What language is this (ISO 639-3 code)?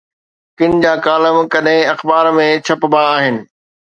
snd